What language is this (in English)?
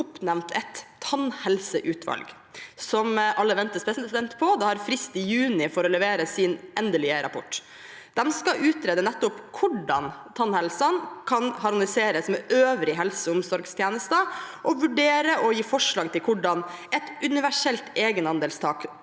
Norwegian